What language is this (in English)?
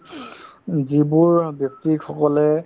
Assamese